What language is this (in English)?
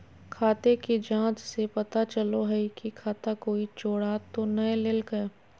Magahi